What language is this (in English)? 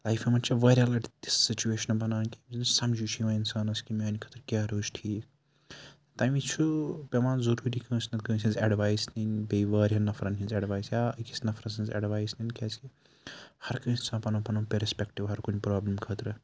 Kashmiri